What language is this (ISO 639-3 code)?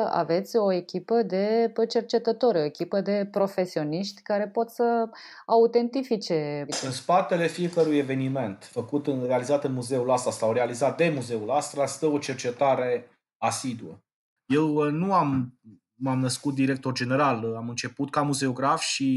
ron